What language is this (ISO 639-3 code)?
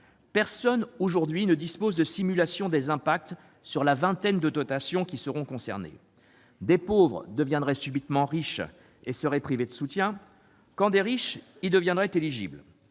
fra